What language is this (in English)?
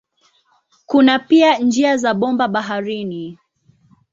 Swahili